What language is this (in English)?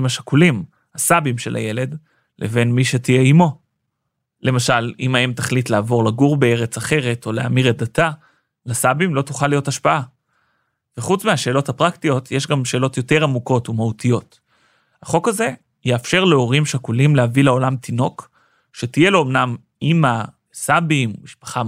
Hebrew